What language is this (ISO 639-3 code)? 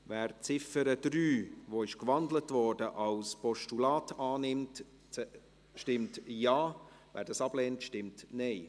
gsw